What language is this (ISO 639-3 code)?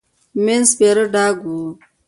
pus